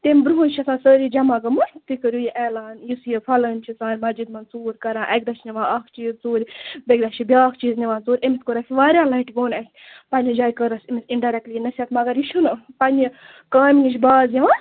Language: Kashmiri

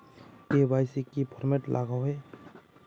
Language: Magahi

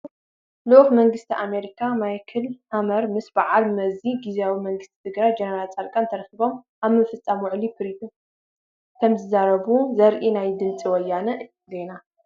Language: Tigrinya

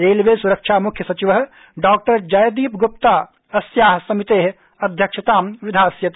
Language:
Sanskrit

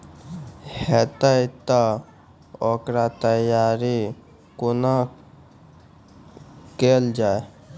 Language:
Maithili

